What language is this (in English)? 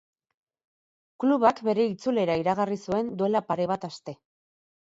Basque